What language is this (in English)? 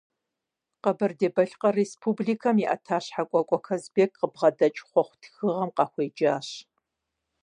Kabardian